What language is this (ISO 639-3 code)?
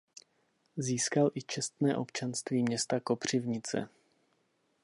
ces